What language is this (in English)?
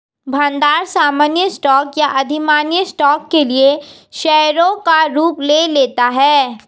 Hindi